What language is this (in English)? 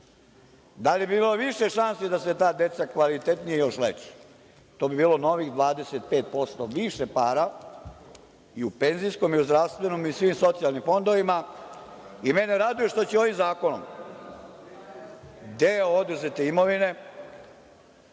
Serbian